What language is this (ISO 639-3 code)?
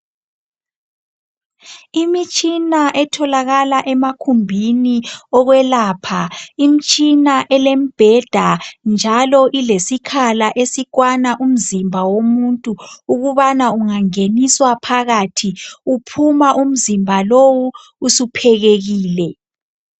nde